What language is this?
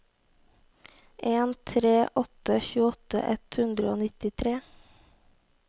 Norwegian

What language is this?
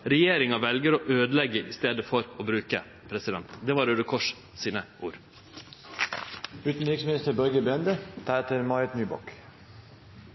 Norwegian Nynorsk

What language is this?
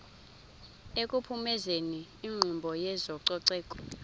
Xhosa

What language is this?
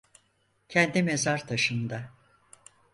Turkish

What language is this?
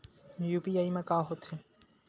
Chhattisgarhi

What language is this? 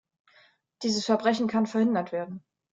German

